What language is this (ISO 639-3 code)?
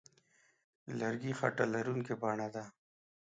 pus